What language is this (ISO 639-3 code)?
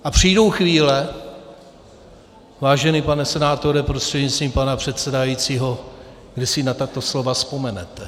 ces